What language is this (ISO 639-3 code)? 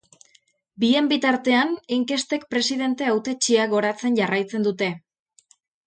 eus